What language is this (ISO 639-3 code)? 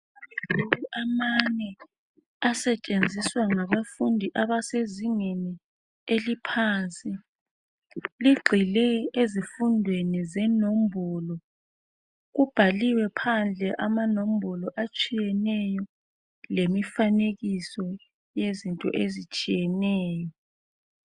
nde